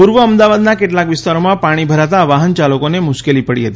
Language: Gujarati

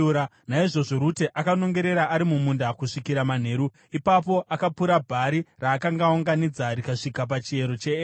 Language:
Shona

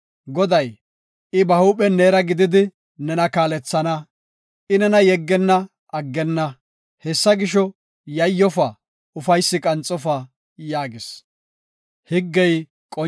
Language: Gofa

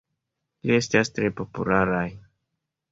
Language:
Esperanto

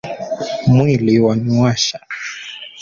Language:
Swahili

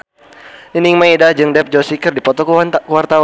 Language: Sundanese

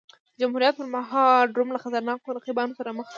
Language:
Pashto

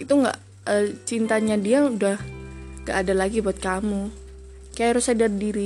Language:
Indonesian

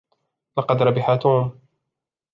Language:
Arabic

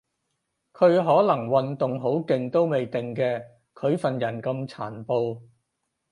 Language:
Cantonese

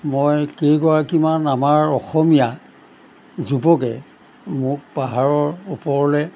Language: Assamese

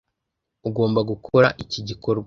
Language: Kinyarwanda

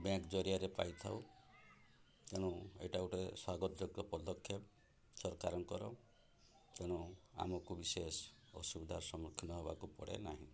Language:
Odia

